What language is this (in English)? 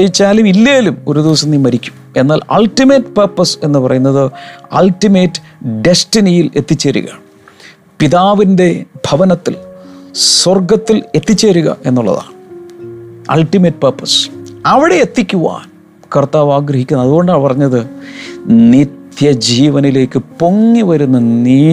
Malayalam